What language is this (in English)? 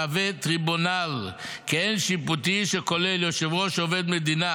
Hebrew